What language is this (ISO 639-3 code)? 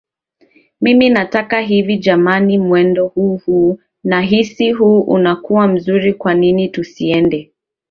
swa